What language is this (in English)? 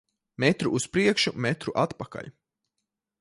Latvian